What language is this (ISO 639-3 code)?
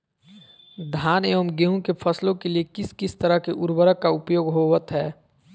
mag